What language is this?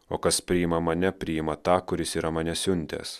Lithuanian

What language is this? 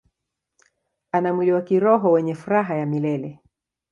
Swahili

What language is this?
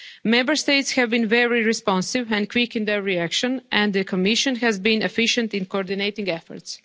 English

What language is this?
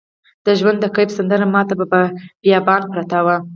Pashto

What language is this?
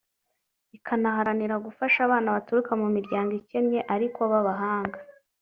Kinyarwanda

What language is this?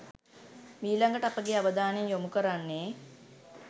Sinhala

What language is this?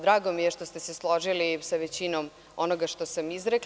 Serbian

